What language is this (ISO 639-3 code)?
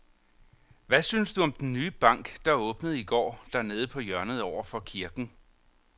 dan